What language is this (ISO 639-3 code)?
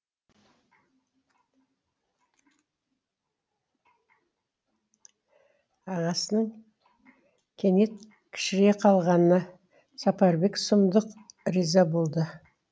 kaz